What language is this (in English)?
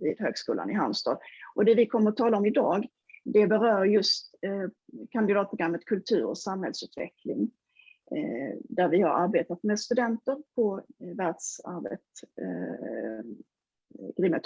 Swedish